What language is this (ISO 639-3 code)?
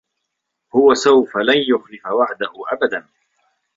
ara